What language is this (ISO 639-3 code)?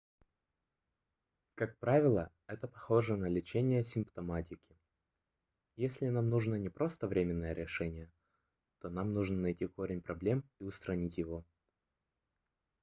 rus